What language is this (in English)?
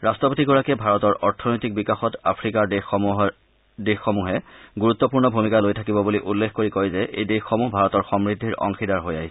Assamese